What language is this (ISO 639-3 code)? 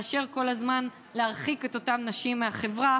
heb